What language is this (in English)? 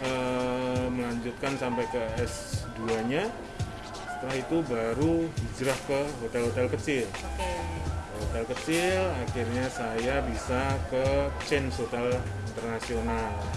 Indonesian